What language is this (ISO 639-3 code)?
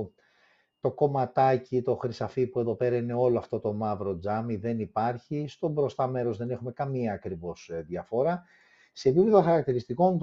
ell